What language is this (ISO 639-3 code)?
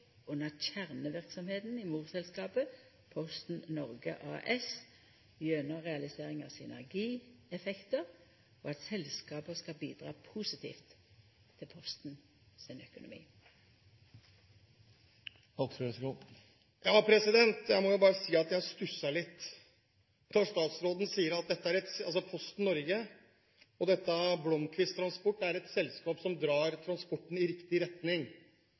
nor